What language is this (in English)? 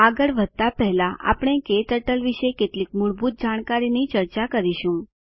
Gujarati